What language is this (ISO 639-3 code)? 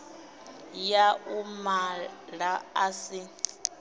ven